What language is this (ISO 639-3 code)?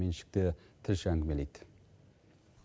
kaz